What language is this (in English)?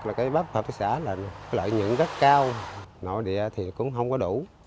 Vietnamese